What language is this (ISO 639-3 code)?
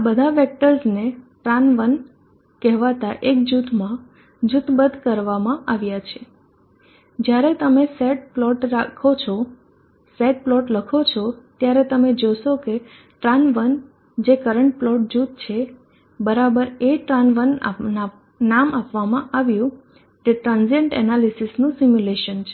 guj